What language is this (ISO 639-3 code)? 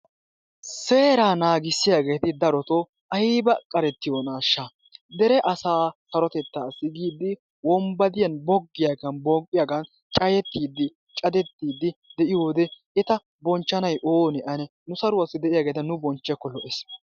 wal